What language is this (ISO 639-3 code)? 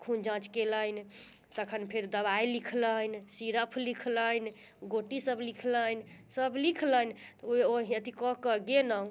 mai